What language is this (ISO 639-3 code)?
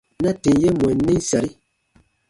bba